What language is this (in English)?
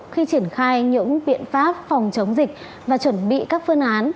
Vietnamese